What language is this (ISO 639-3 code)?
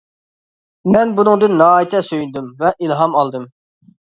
uig